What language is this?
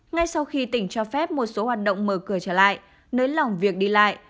Vietnamese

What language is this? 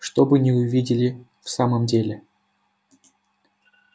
Russian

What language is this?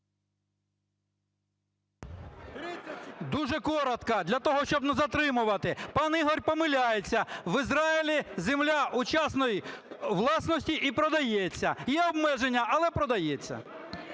Ukrainian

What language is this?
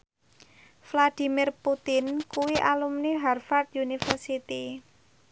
Javanese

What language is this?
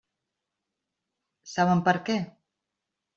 Catalan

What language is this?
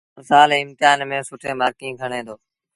Sindhi Bhil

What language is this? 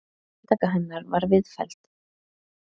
Icelandic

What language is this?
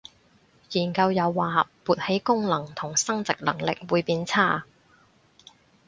Cantonese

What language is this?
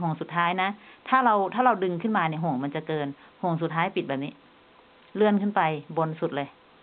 Thai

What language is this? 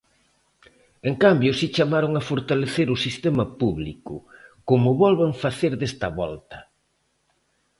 Galician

